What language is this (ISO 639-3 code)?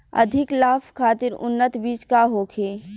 bho